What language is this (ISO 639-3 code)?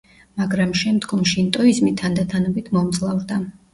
kat